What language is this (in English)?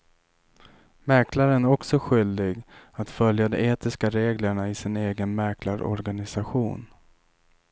Swedish